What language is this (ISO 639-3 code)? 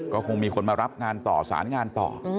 tha